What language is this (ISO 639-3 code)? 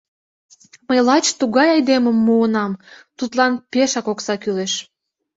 chm